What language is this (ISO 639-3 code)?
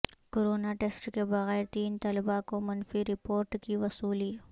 urd